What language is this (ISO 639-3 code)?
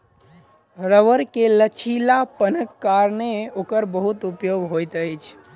mai